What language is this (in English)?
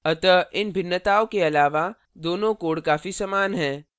Hindi